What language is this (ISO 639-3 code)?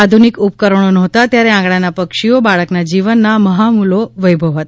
guj